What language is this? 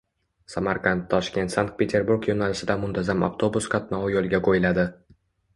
Uzbek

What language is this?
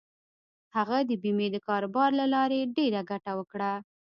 Pashto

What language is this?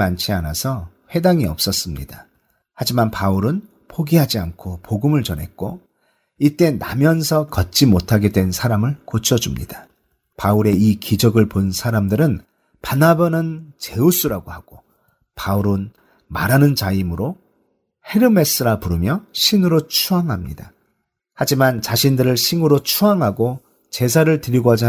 Korean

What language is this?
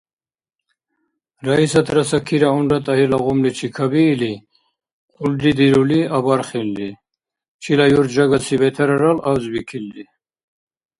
Dargwa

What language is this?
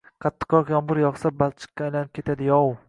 Uzbek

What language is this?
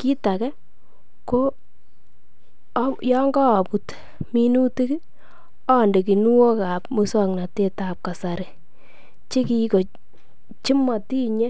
Kalenjin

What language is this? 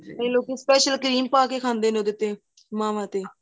Punjabi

